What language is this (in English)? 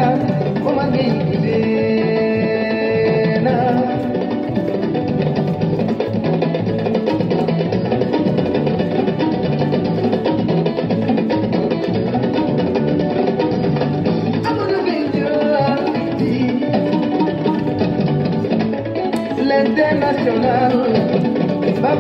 French